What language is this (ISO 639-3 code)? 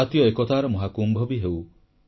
ori